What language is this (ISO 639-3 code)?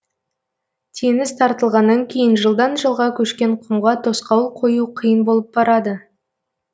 kaz